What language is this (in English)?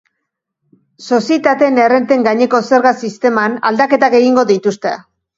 Basque